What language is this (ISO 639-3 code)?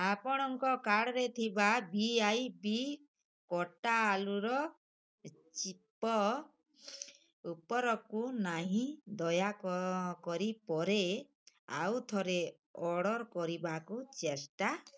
ori